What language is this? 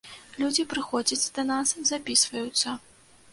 Belarusian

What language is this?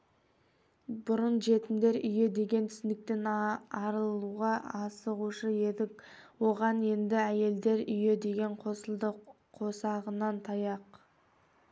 Kazakh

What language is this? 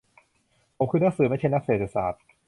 Thai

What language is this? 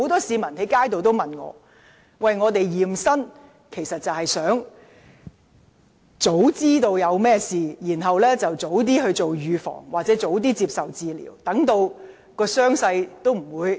Cantonese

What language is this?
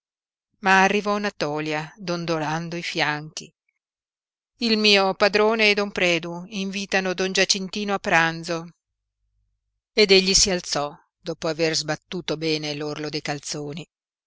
Italian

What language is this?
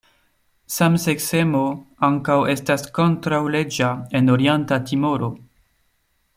Esperanto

